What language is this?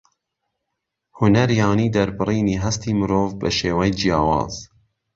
Central Kurdish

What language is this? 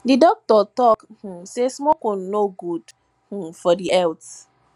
Nigerian Pidgin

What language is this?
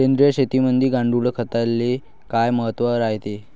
Marathi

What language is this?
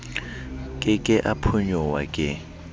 Southern Sotho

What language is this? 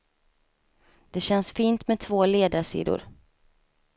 Swedish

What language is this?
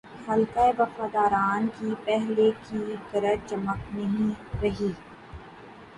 Urdu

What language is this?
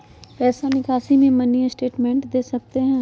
Magahi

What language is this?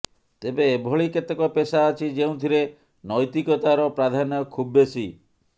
Odia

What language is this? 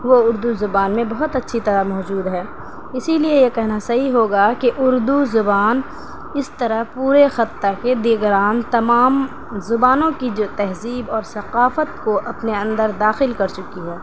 Urdu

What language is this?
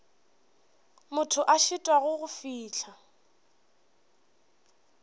Northern Sotho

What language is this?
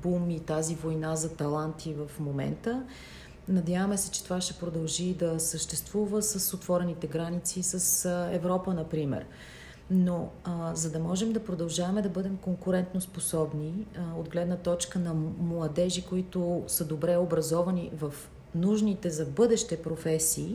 Bulgarian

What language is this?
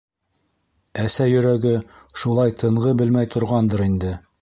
Bashkir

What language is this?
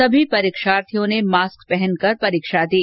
Hindi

